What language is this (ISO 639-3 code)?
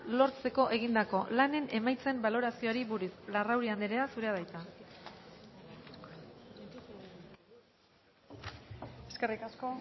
eus